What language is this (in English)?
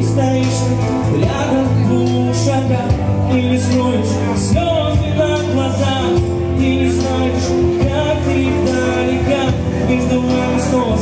Russian